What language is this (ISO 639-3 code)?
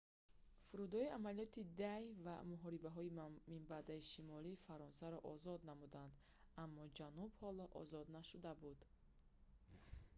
tgk